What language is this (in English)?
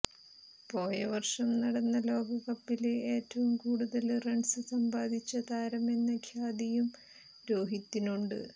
Malayalam